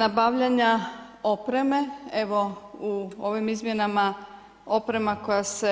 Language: Croatian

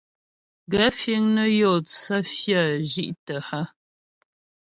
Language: Ghomala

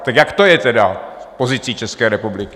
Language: Czech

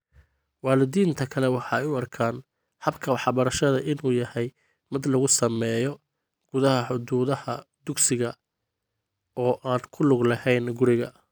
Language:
Somali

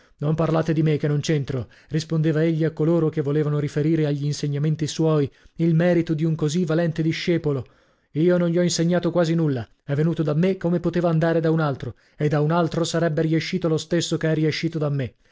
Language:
Italian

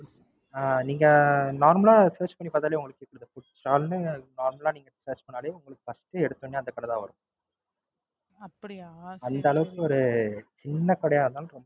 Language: Tamil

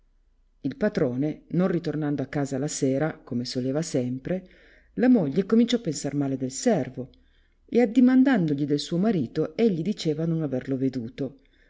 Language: Italian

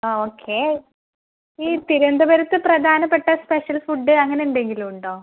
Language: Malayalam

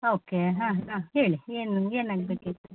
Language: Kannada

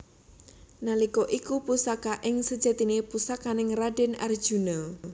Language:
Javanese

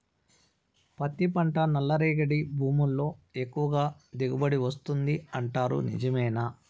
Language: Telugu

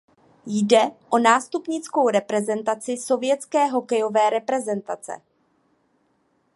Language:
Czech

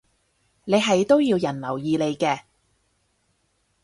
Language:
Cantonese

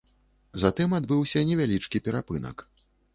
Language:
Belarusian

